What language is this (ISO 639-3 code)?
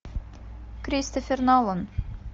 rus